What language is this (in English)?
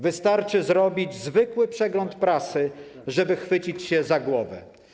Polish